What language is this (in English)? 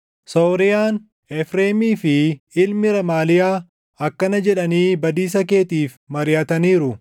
Oromo